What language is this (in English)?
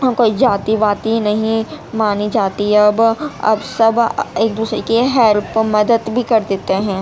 Urdu